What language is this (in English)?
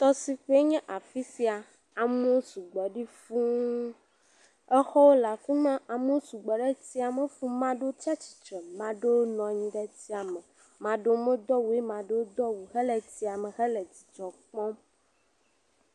Ewe